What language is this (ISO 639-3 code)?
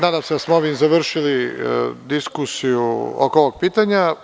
srp